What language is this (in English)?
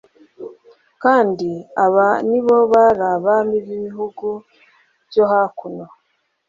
Kinyarwanda